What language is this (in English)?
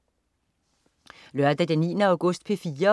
Danish